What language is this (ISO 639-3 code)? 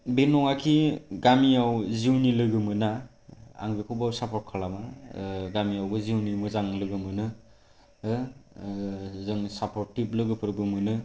brx